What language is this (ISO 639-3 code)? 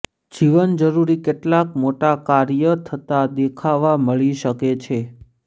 guj